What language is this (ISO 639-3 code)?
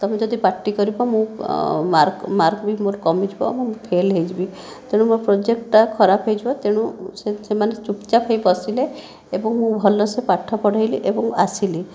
ori